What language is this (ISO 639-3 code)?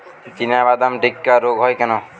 ben